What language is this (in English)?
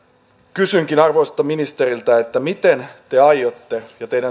Finnish